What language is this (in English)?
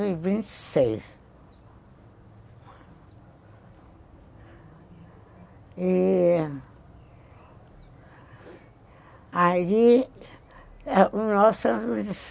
Portuguese